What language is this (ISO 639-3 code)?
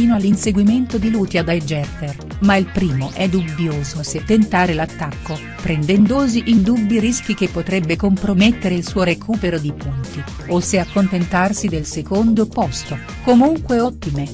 ita